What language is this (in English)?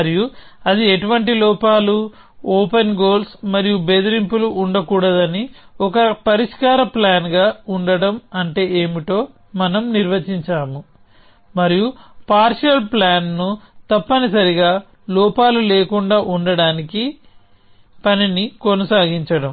Telugu